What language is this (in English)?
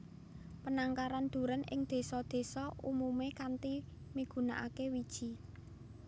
Javanese